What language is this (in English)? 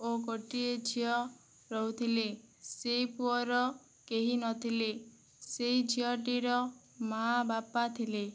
Odia